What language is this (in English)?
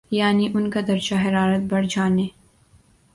Urdu